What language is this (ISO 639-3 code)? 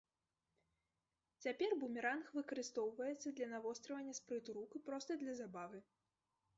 bel